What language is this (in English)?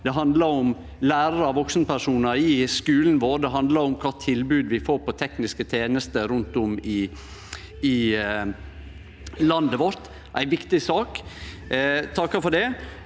Norwegian